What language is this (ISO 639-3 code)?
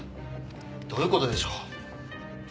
jpn